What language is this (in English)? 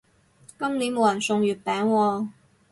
Cantonese